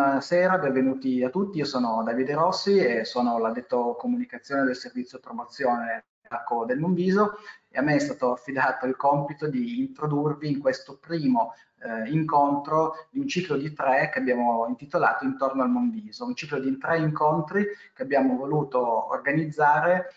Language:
Italian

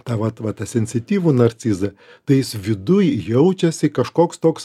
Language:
Lithuanian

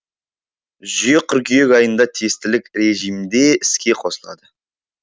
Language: Kazakh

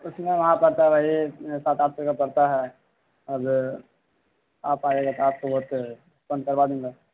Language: Urdu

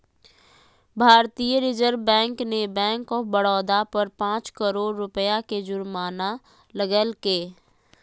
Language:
Magahi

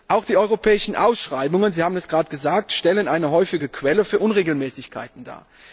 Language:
German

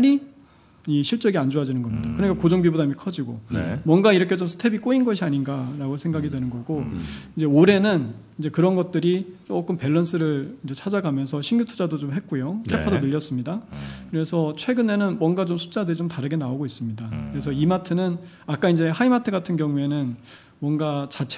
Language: Korean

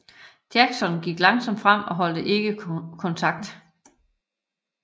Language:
Danish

